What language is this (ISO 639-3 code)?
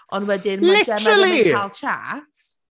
cym